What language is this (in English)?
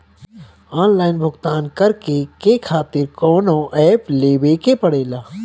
Bhojpuri